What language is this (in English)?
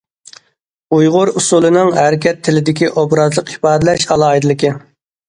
Uyghur